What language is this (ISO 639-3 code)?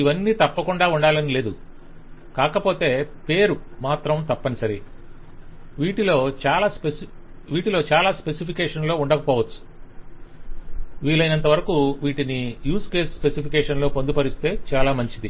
tel